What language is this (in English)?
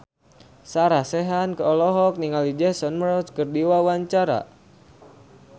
Sundanese